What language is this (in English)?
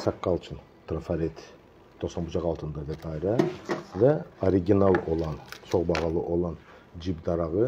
Turkish